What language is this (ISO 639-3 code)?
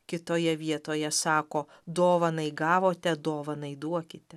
lit